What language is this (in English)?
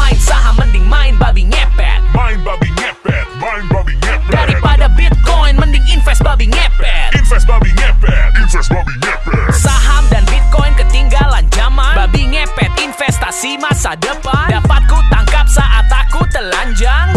Indonesian